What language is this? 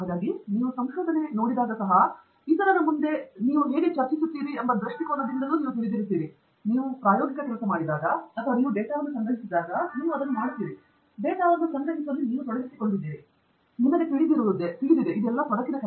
Kannada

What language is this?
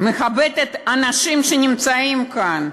Hebrew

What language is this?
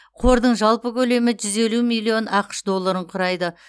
Kazakh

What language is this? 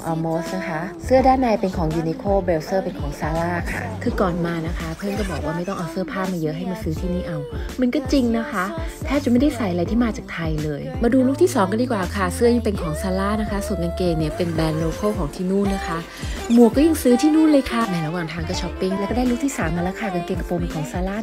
Thai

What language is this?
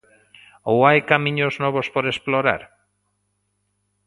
Galician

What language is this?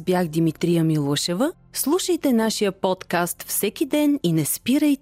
Bulgarian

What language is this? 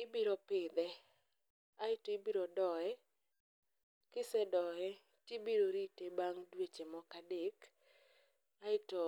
Luo (Kenya and Tanzania)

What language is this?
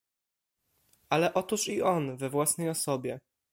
Polish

